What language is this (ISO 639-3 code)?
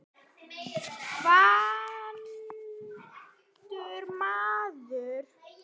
isl